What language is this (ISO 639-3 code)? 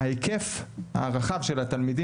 heb